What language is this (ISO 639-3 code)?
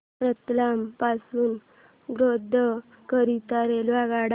mar